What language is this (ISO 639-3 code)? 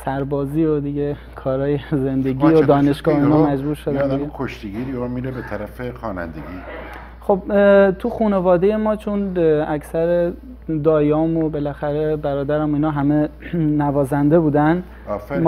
fas